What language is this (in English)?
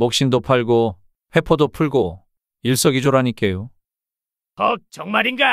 Korean